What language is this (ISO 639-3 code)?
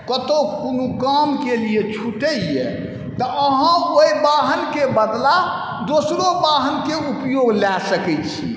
mai